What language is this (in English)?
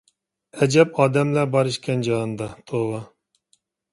Uyghur